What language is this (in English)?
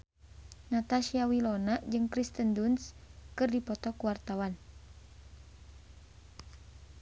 Sundanese